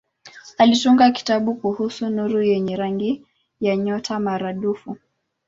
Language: Swahili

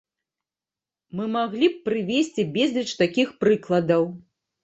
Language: Belarusian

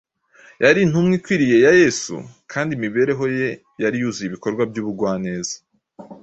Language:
Kinyarwanda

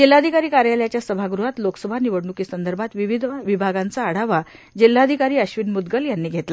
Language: Marathi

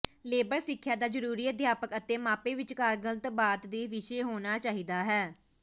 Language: Punjabi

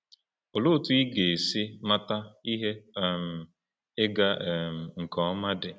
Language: Igbo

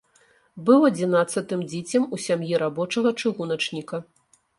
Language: Belarusian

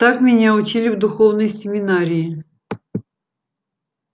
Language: Russian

